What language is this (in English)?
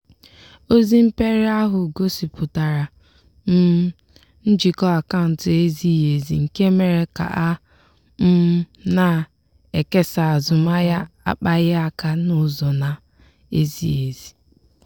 Igbo